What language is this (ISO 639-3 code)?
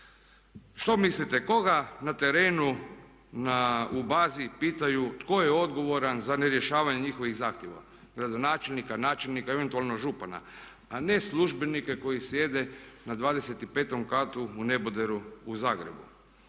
hrv